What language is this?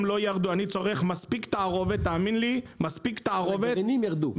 Hebrew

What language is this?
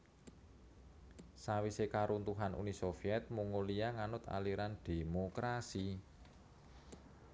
Javanese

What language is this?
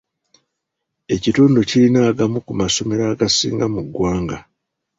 Ganda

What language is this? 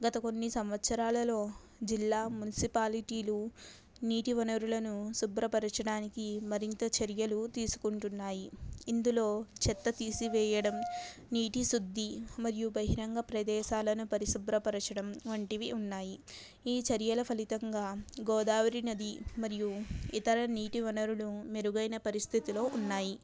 Telugu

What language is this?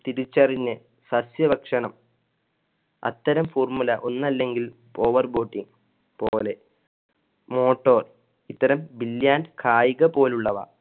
Malayalam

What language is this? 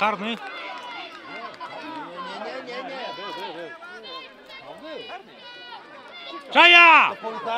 Polish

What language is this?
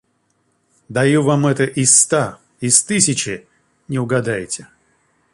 Russian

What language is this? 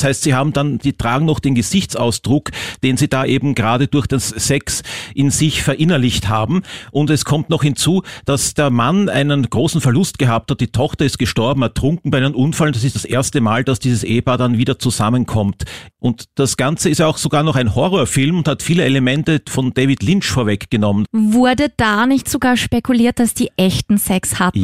German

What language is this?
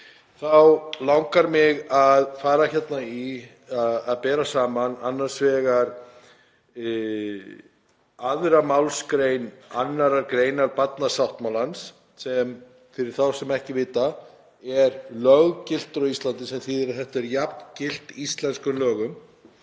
Icelandic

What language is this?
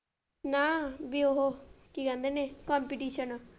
Punjabi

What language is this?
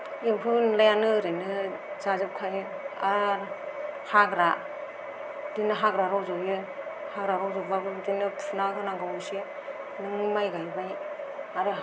Bodo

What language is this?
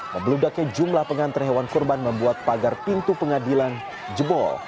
Indonesian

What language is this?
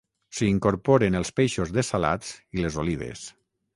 Catalan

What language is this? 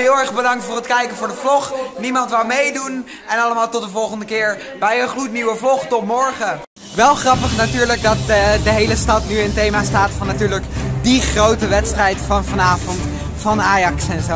Dutch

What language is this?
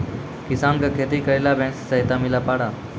Maithili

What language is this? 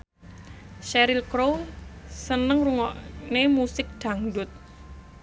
Javanese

